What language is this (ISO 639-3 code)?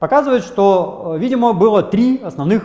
rus